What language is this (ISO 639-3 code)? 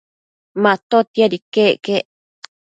mcf